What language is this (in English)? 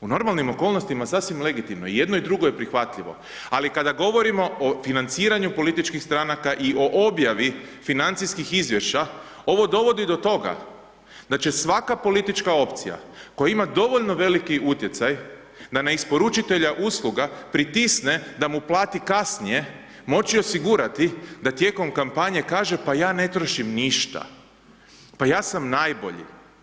Croatian